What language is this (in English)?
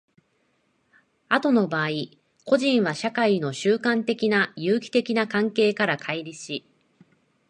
Japanese